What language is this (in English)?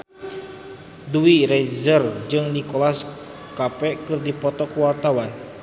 Sundanese